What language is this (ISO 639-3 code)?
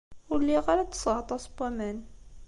kab